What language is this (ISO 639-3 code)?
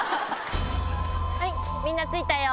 jpn